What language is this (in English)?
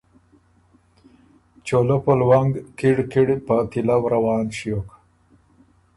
Ormuri